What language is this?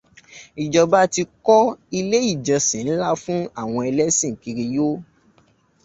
Yoruba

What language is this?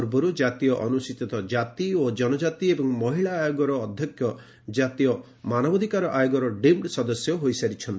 Odia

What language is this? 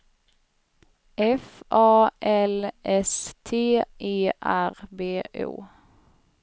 Swedish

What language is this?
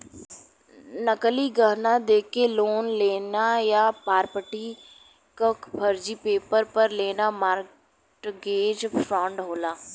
Bhojpuri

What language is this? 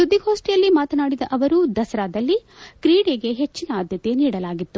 Kannada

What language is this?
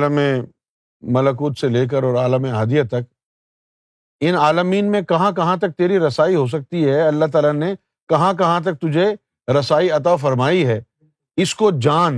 Urdu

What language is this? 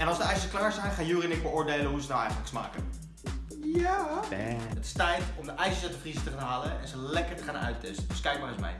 Dutch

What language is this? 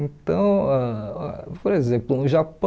Portuguese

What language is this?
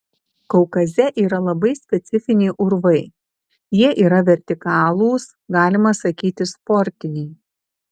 Lithuanian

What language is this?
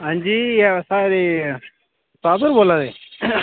Dogri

